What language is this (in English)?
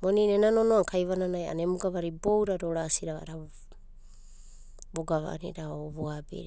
Abadi